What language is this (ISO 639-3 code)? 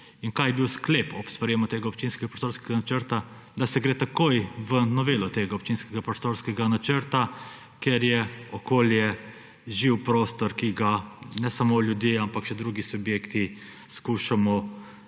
slv